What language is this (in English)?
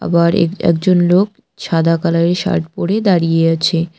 Bangla